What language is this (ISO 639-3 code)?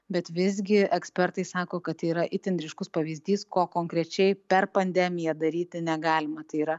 lit